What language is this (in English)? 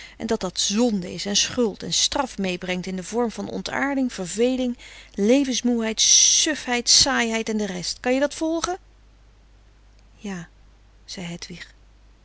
Dutch